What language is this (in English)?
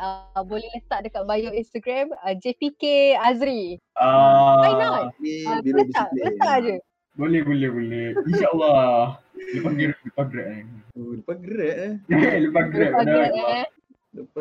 Malay